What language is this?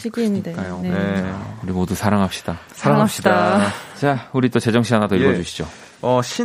Korean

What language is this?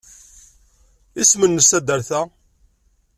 Kabyle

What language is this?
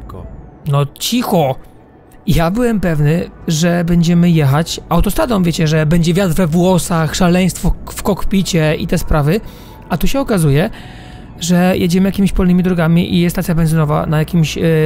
Polish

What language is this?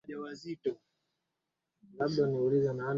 Swahili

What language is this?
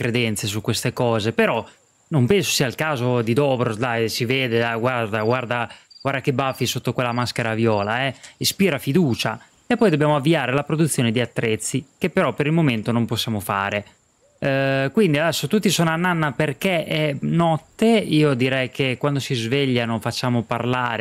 Italian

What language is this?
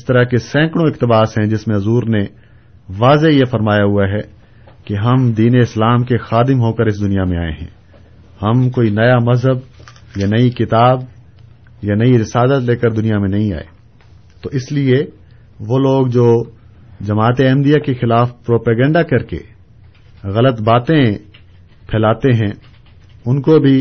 Urdu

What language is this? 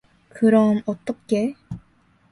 Korean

